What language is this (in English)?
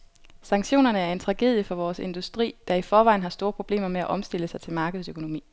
Danish